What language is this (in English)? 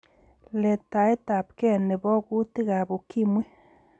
Kalenjin